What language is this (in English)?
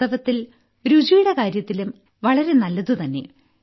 Malayalam